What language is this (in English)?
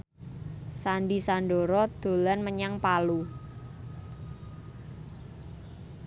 Javanese